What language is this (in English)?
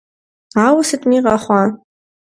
Kabardian